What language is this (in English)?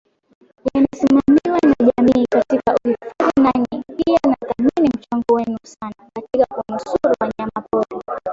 Swahili